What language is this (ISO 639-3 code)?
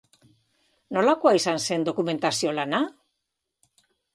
eus